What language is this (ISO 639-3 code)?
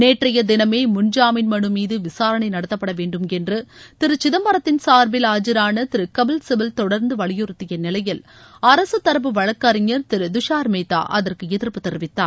tam